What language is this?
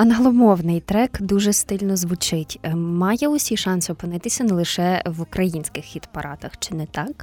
Ukrainian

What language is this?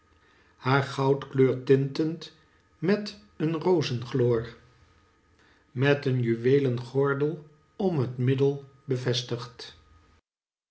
Dutch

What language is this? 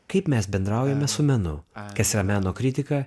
Lithuanian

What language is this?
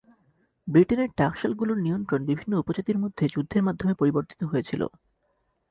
Bangla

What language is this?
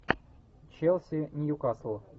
Russian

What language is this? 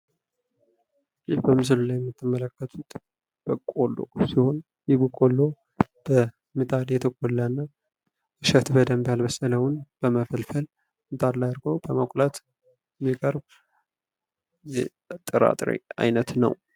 Amharic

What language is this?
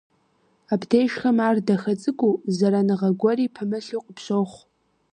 Kabardian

